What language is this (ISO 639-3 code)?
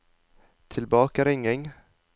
nor